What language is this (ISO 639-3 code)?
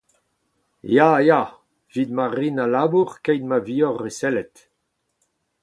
bre